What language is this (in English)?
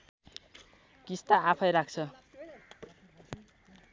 Nepali